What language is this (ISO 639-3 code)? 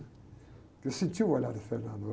por